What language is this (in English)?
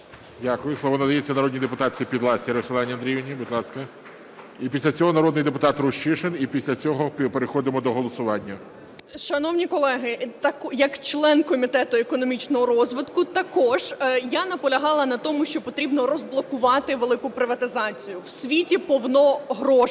Ukrainian